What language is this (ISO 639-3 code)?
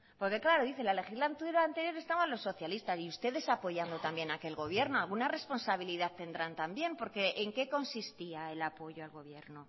spa